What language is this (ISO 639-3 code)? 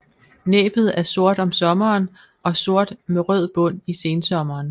dan